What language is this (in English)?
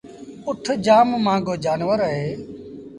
Sindhi Bhil